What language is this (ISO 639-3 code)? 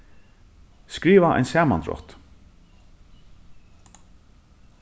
fao